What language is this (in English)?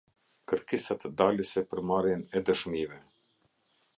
Albanian